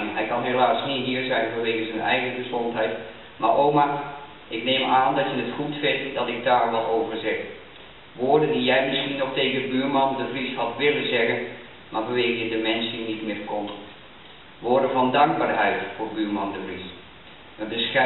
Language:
Dutch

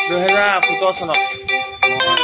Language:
Assamese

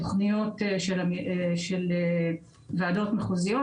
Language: Hebrew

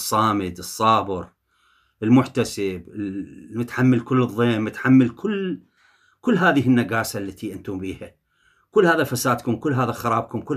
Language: Arabic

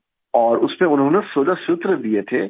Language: Urdu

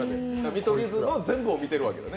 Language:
Japanese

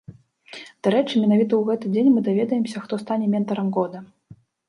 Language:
Belarusian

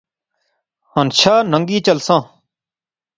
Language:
Pahari-Potwari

